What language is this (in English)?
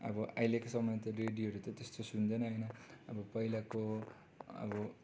Nepali